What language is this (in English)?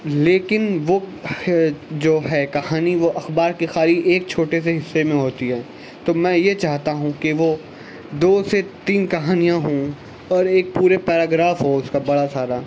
Urdu